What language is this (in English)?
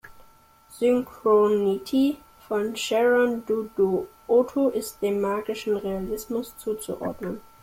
German